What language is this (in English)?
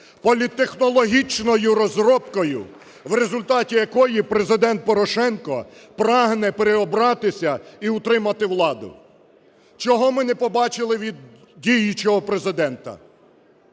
Ukrainian